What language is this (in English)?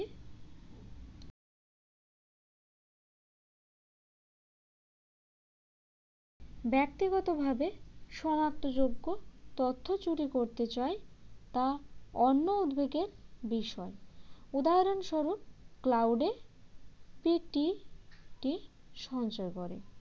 Bangla